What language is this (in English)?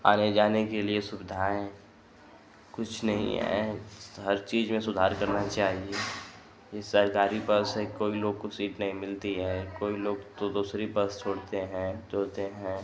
Hindi